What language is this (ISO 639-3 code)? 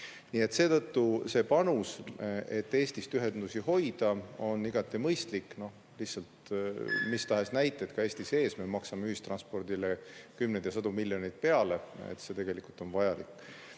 est